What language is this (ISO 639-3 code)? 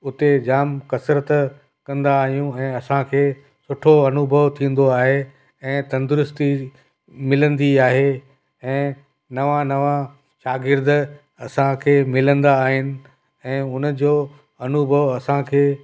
snd